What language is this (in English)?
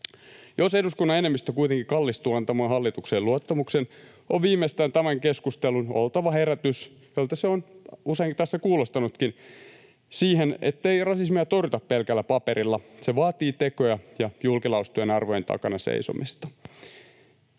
Finnish